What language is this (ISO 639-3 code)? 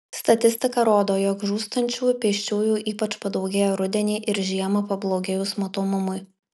lit